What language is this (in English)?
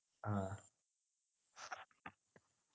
Malayalam